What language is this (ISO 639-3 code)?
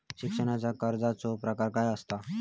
mar